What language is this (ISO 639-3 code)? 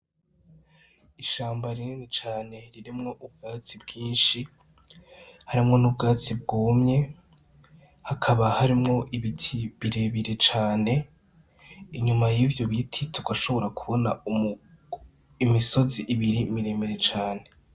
run